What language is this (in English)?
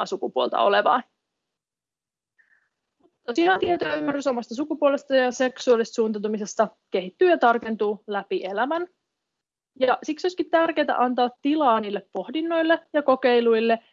Finnish